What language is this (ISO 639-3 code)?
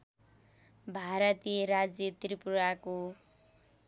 nep